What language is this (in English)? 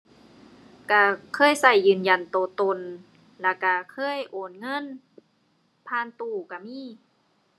Thai